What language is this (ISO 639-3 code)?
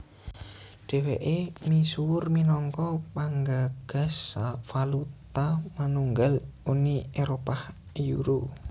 jav